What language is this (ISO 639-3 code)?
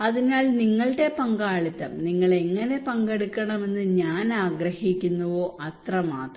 mal